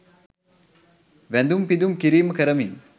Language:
Sinhala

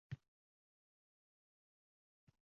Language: Uzbek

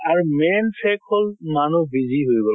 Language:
Assamese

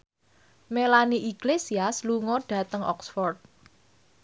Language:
Javanese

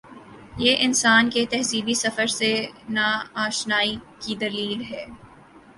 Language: Urdu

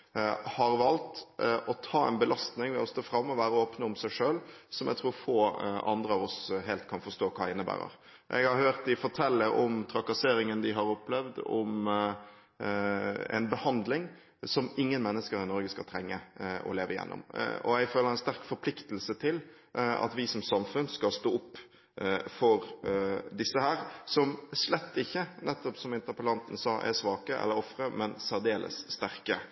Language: Norwegian Bokmål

